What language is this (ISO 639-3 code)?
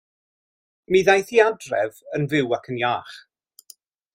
cym